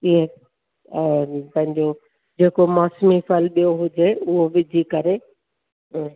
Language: Sindhi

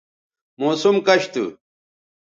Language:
Bateri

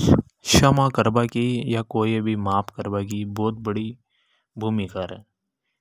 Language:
Hadothi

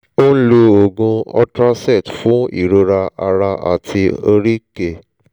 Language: Yoruba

